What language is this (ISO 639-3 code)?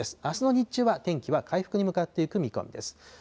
jpn